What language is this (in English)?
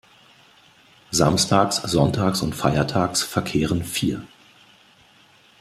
German